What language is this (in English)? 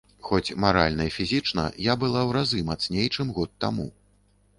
Belarusian